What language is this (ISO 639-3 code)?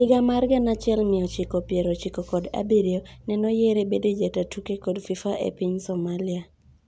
luo